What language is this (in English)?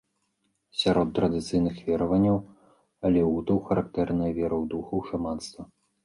Belarusian